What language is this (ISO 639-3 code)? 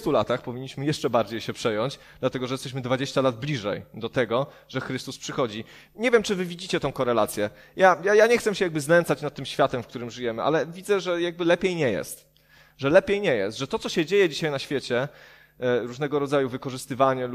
pol